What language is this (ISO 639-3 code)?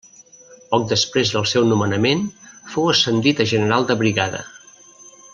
cat